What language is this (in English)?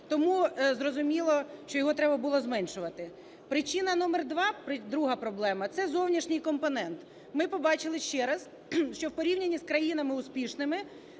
Ukrainian